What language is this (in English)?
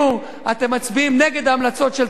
Hebrew